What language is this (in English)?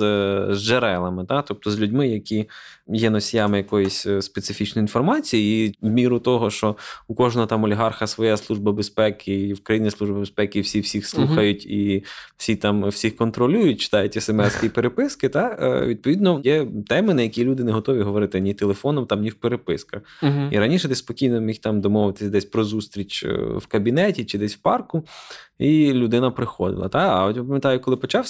Ukrainian